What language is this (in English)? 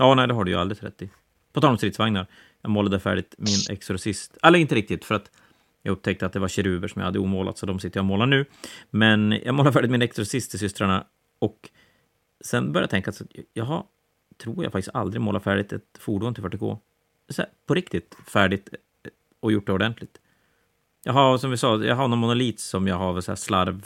Swedish